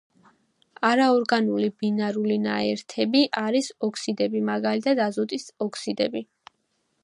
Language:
Georgian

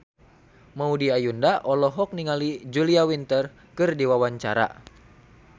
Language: Sundanese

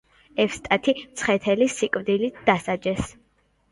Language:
Georgian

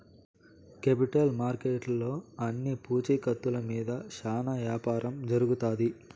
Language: Telugu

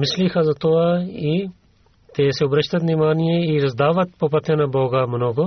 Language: Bulgarian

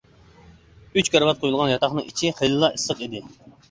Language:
Uyghur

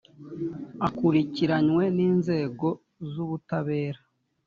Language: Kinyarwanda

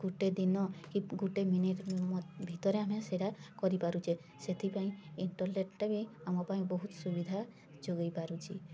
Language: Odia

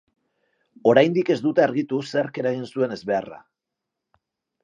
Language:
Basque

